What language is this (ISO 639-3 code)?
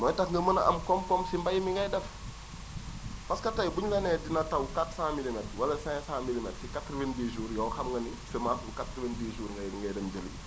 wol